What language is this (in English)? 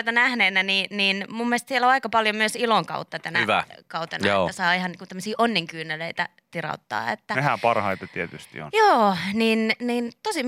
Finnish